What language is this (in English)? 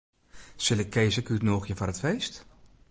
Western Frisian